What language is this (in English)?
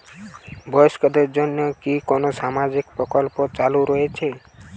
Bangla